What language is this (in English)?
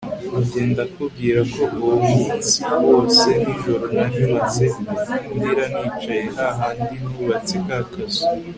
Kinyarwanda